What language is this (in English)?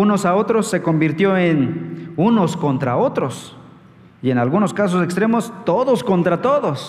Spanish